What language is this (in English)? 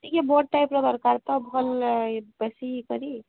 Odia